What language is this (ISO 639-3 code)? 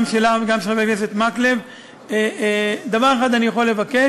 heb